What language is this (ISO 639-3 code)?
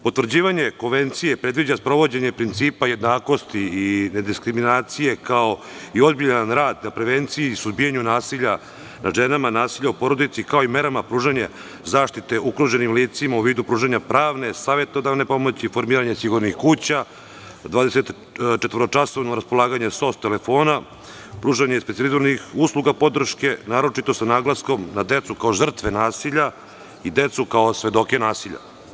srp